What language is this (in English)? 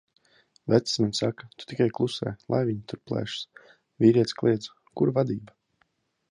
Latvian